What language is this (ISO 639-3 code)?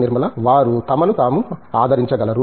tel